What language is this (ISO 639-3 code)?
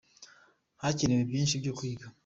kin